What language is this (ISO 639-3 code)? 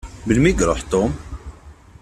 kab